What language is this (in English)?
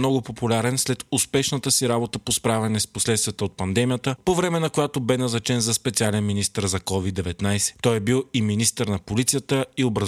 Bulgarian